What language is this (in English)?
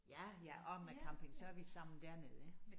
Danish